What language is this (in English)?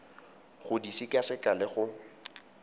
Tswana